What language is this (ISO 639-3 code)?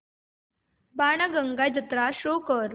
mar